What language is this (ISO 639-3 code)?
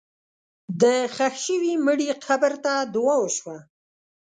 pus